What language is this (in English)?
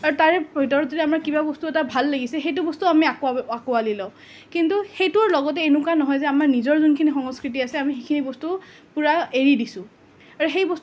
Assamese